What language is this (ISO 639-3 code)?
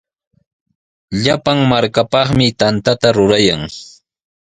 qws